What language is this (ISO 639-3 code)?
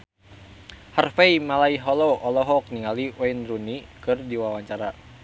sun